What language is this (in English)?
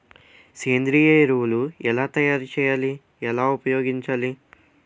Telugu